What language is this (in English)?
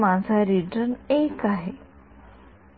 Marathi